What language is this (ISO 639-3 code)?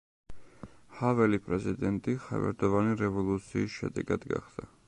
kat